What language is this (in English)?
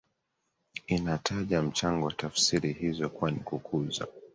Swahili